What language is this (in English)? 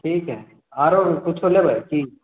Maithili